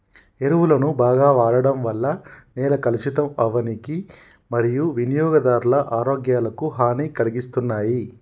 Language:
Telugu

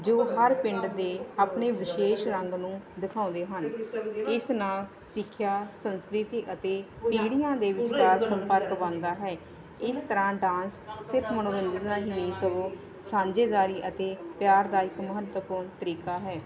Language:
Punjabi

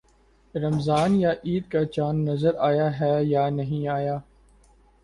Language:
Urdu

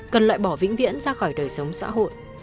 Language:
Vietnamese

